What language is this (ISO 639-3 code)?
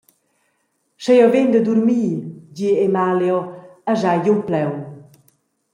roh